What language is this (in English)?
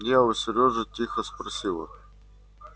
Russian